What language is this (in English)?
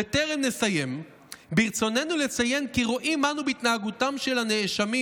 Hebrew